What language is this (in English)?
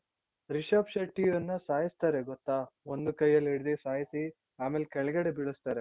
Kannada